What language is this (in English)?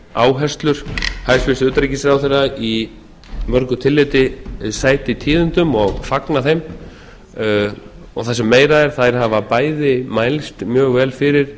Icelandic